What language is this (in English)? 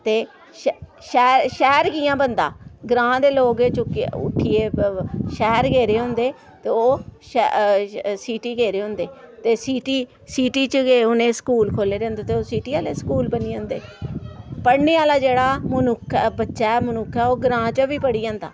Dogri